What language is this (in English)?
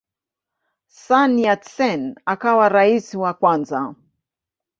Swahili